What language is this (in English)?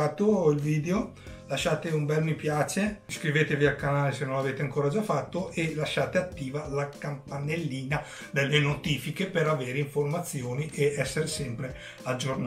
Italian